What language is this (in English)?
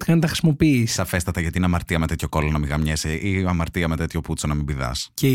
Greek